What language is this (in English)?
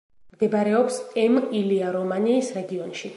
Georgian